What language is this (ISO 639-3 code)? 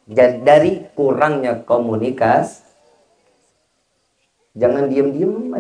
ind